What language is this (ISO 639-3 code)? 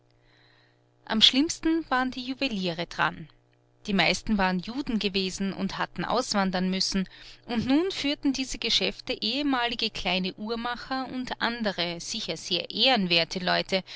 deu